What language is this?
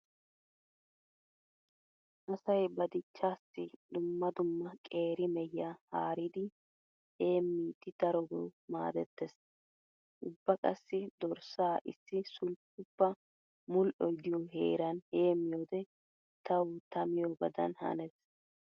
Wolaytta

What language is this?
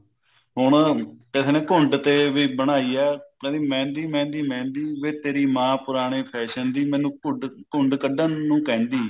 Punjabi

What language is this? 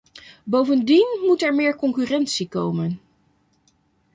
Dutch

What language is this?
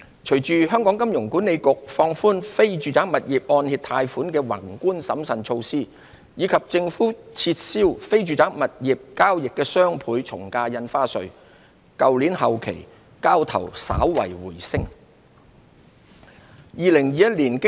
Cantonese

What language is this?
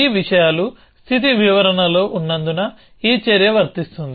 Telugu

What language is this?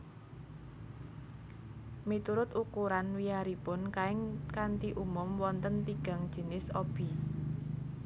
Javanese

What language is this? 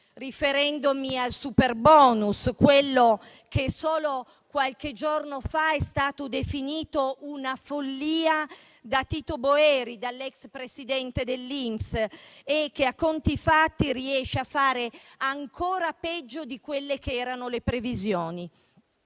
Italian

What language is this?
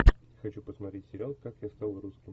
Russian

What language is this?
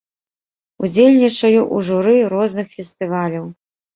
Belarusian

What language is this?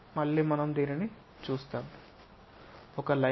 Telugu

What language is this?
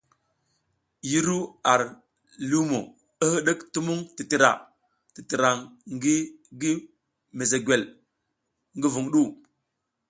South Giziga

